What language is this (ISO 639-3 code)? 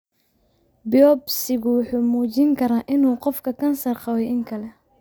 som